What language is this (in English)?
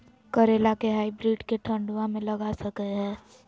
Magahi